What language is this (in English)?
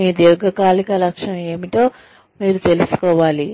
Telugu